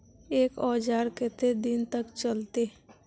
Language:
Magahi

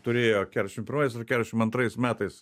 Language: Lithuanian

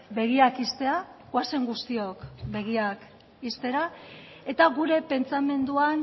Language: Basque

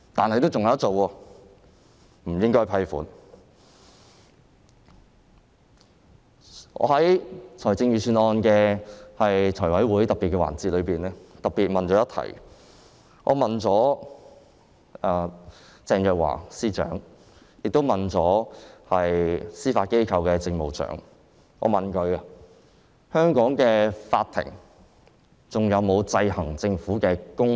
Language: Cantonese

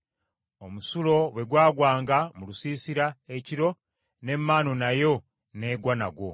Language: Ganda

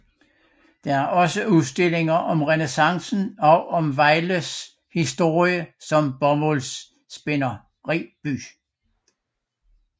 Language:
Danish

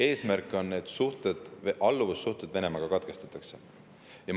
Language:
Estonian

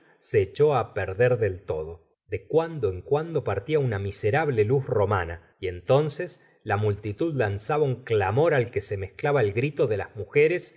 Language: Spanish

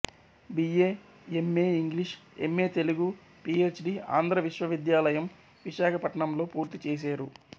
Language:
Telugu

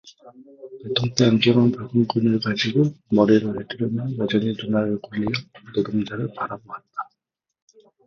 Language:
Korean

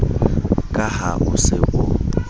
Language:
Southern Sotho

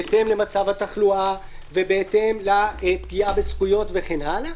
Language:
Hebrew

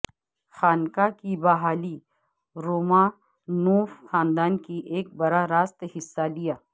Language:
Urdu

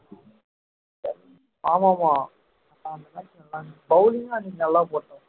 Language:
Tamil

